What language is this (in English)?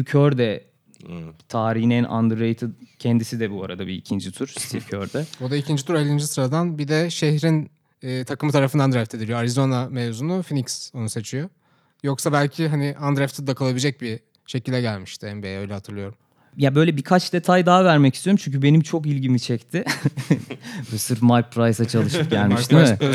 Turkish